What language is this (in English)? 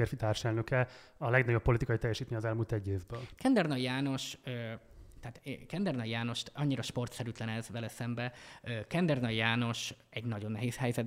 Hungarian